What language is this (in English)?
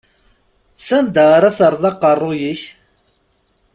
Kabyle